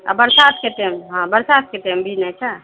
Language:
Maithili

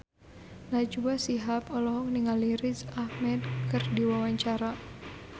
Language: Sundanese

